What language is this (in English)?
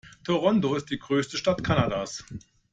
German